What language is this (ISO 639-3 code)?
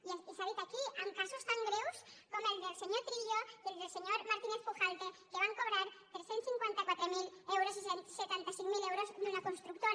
cat